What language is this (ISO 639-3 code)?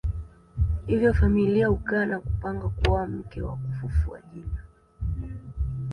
swa